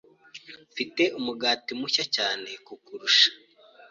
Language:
Kinyarwanda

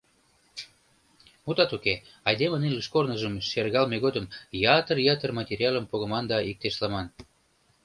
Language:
Mari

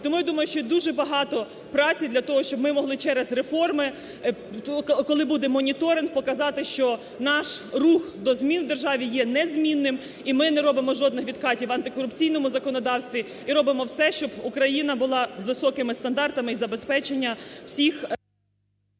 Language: Ukrainian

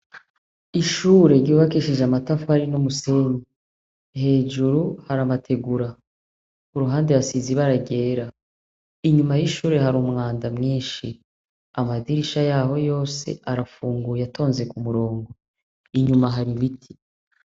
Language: Rundi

